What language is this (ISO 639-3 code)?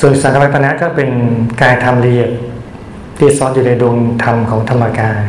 tha